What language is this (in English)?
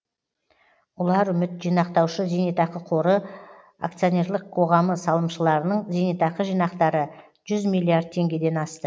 Kazakh